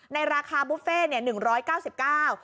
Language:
Thai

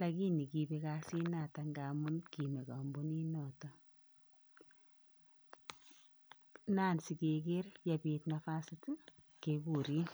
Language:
Kalenjin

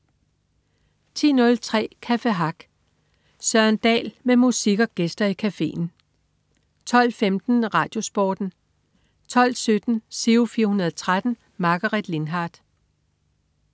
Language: Danish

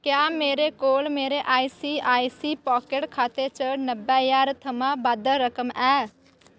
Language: Dogri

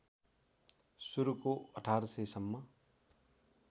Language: Nepali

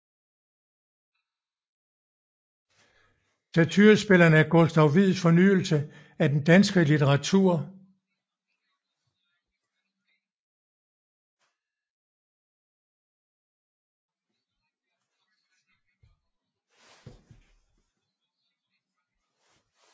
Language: Danish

